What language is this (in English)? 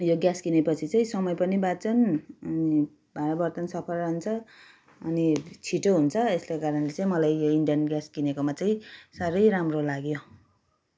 Nepali